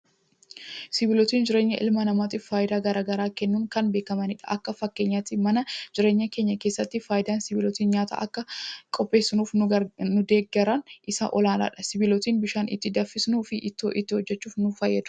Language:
Oromo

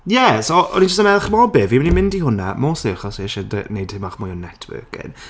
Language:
Welsh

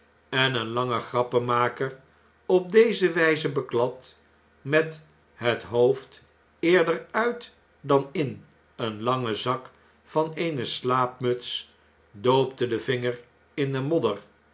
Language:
Dutch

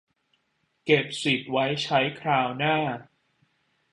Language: Thai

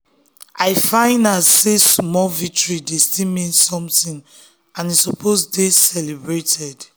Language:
Nigerian Pidgin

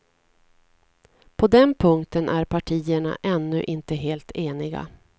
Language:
Swedish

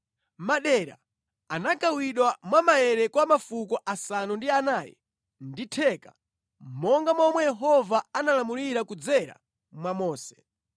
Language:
Nyanja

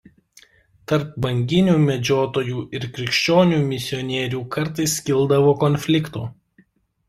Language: Lithuanian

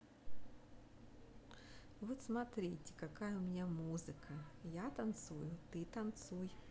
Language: Russian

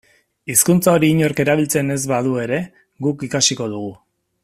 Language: Basque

